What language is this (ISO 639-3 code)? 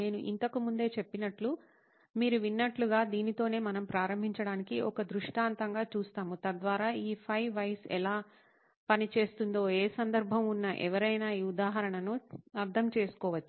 tel